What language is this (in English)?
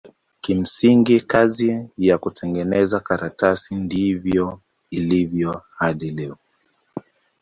Swahili